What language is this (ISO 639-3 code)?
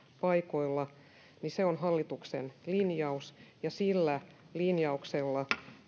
fin